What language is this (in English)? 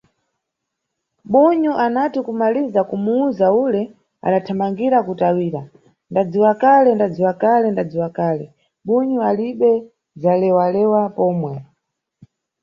Nyungwe